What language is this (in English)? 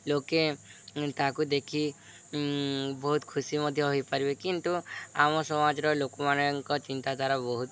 Odia